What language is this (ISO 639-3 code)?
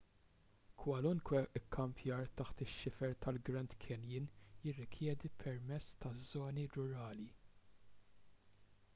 mlt